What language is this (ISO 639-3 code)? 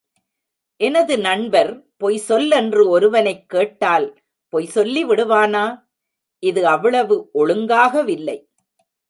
tam